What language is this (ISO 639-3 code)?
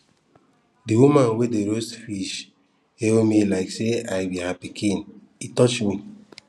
pcm